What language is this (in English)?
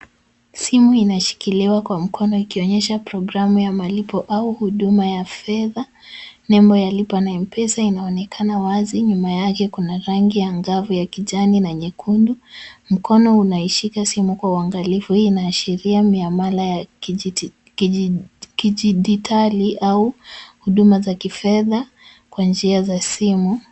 Swahili